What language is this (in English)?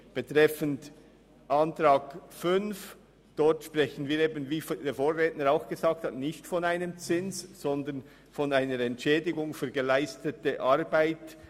Swiss German